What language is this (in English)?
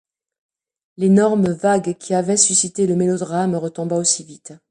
French